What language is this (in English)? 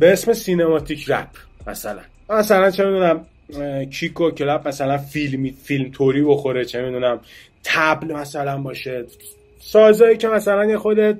Persian